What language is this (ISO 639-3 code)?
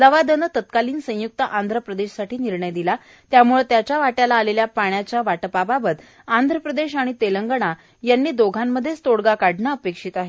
mar